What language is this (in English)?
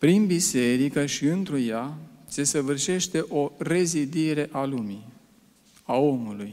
Romanian